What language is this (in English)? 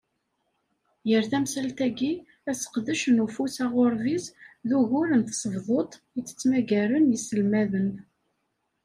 Kabyle